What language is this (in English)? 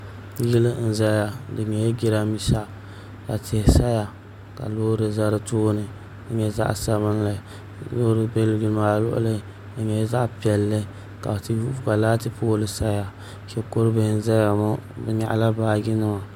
Dagbani